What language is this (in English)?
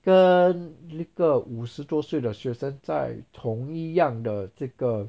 English